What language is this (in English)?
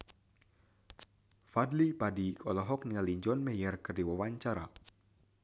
Sundanese